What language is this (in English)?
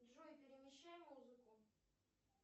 Russian